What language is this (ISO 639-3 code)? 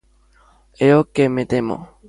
glg